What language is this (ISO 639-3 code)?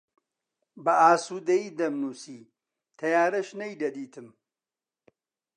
ckb